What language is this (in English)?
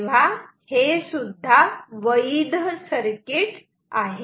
Marathi